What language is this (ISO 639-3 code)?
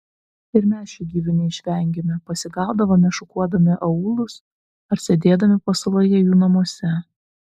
lit